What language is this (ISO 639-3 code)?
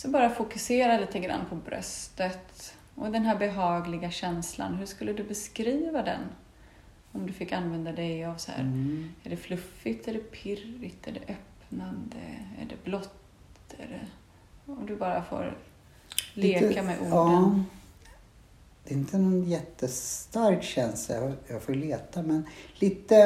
swe